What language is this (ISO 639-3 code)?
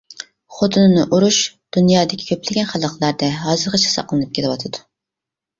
uig